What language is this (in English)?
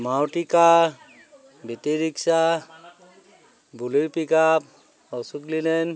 Assamese